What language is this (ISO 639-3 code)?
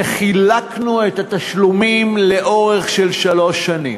heb